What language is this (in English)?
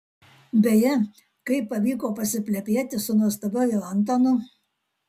Lithuanian